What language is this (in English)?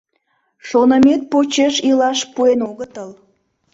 Mari